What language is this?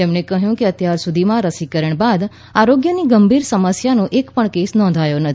Gujarati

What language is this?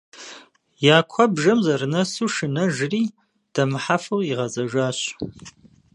Kabardian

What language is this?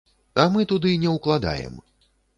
Belarusian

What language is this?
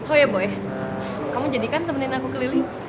Indonesian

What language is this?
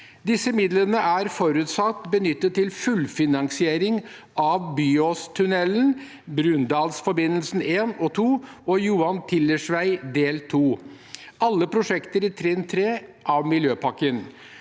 Norwegian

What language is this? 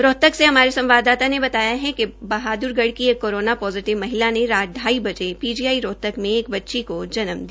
Hindi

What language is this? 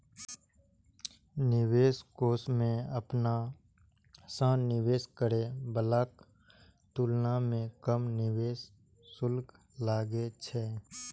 Maithili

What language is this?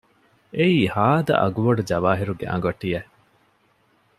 Divehi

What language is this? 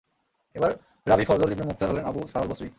Bangla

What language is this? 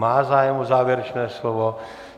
Czech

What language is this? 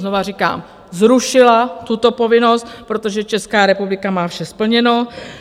Czech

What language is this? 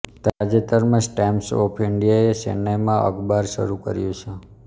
Gujarati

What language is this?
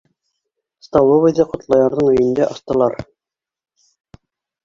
Bashkir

